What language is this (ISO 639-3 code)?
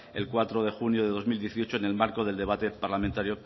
spa